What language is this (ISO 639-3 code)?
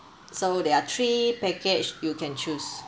eng